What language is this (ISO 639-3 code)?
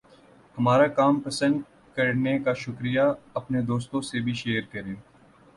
urd